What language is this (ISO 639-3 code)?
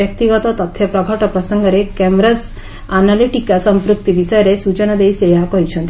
ori